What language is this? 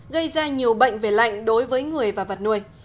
Vietnamese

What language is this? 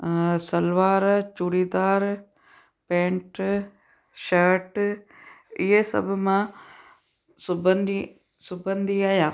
Sindhi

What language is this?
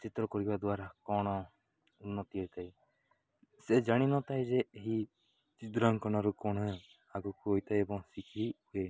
Odia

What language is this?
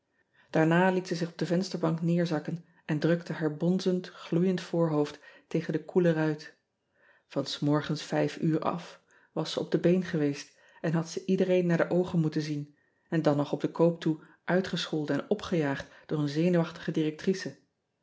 Dutch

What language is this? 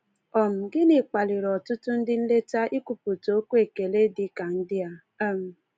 Igbo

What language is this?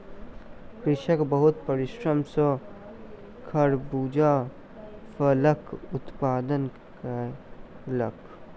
Maithili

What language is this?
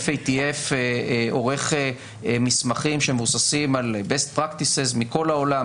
Hebrew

